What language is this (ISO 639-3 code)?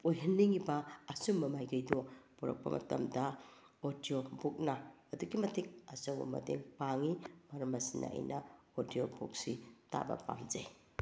mni